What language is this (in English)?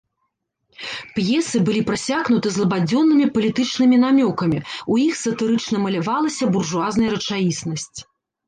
Belarusian